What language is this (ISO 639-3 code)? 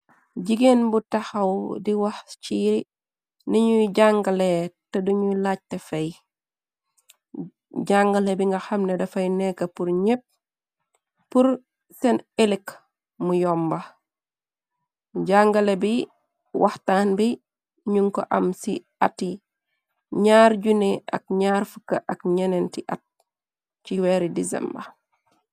wol